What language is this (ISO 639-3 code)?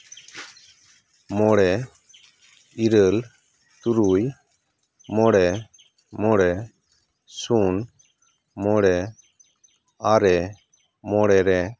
sat